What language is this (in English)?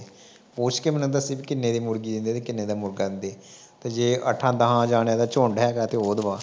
Punjabi